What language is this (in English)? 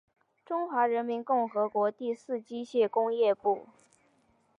Chinese